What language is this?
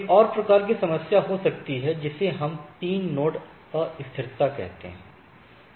Hindi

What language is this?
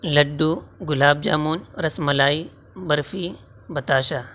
Urdu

